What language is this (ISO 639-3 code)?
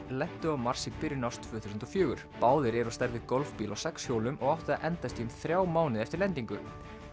isl